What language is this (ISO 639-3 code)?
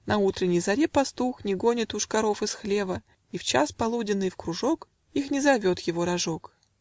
rus